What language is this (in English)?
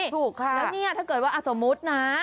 Thai